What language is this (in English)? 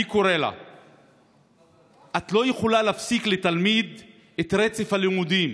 Hebrew